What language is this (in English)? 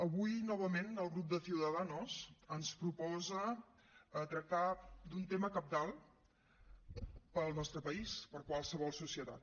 Catalan